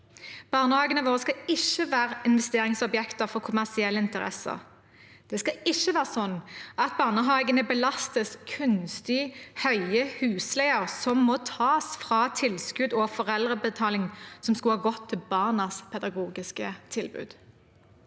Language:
Norwegian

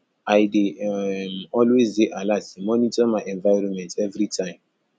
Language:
Nigerian Pidgin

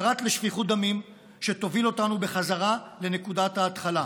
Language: Hebrew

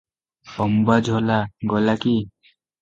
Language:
Odia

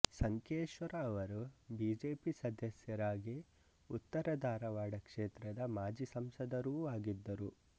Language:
Kannada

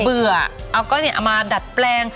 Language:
Thai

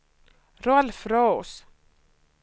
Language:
Swedish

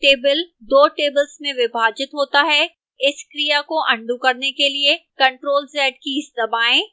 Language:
Hindi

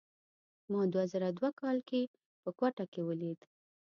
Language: Pashto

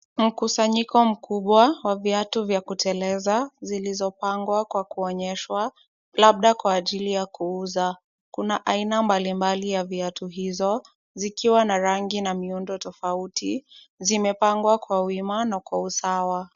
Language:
Swahili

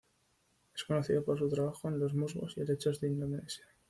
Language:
Spanish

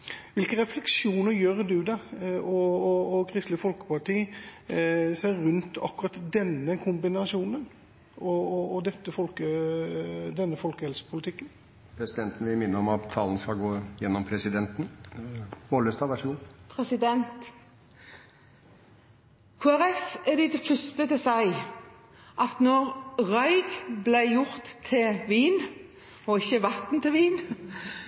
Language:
Norwegian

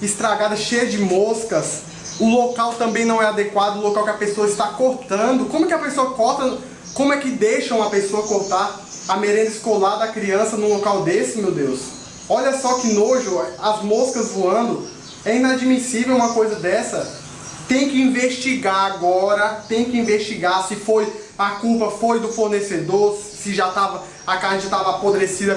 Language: Portuguese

